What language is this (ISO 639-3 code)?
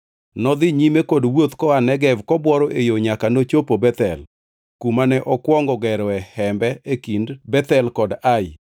luo